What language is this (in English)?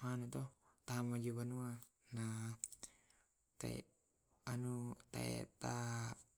Tae'